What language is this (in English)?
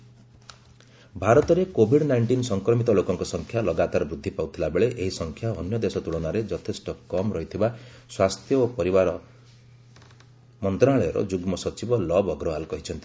Odia